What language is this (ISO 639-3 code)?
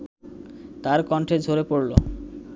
ben